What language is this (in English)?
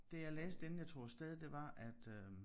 Danish